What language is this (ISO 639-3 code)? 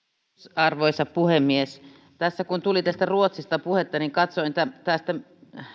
fin